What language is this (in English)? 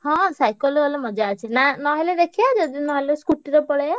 Odia